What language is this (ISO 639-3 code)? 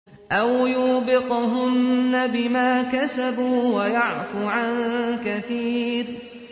ara